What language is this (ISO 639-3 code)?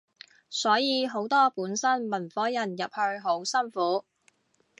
yue